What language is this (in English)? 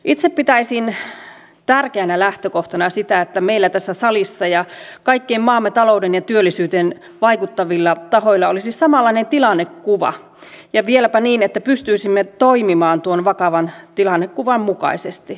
Finnish